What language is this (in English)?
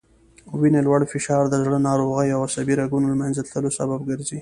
Pashto